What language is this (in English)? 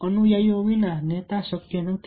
Gujarati